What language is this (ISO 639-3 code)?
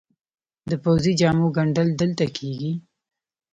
pus